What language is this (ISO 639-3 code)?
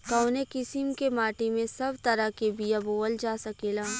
bho